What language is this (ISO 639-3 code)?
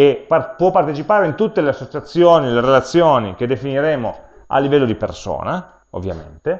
ita